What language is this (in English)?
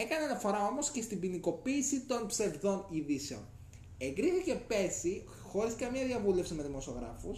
Greek